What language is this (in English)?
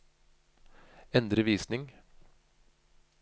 Norwegian